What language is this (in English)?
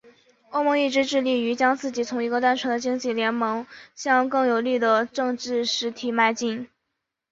Chinese